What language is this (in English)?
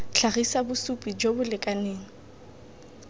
Tswana